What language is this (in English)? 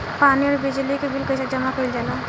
Bhojpuri